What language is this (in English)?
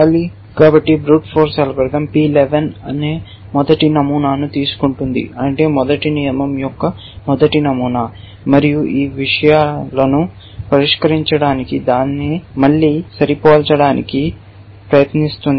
Telugu